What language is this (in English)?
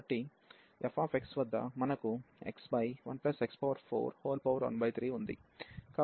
Telugu